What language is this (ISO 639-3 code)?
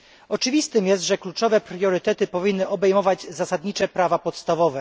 pol